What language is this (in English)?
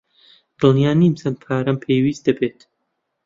Central Kurdish